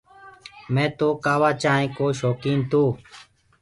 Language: Gurgula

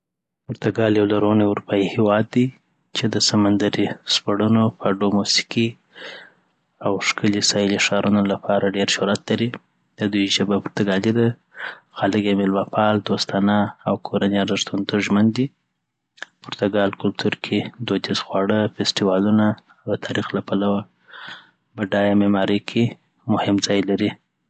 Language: Southern Pashto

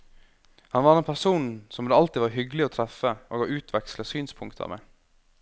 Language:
Norwegian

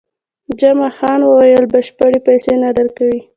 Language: Pashto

